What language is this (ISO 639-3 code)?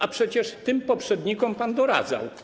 pol